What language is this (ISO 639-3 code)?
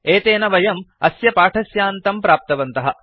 san